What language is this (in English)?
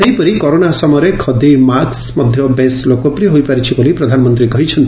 Odia